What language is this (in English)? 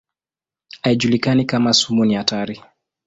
Swahili